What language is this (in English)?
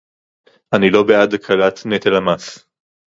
Hebrew